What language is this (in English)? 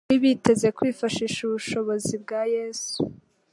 Kinyarwanda